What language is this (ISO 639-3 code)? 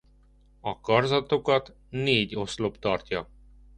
hun